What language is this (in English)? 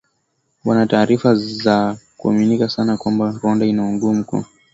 Swahili